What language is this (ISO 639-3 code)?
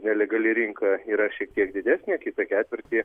lit